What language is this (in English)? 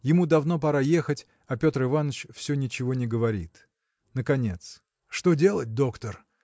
Russian